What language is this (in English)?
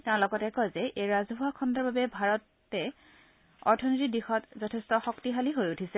Assamese